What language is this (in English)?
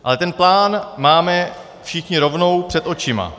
Czech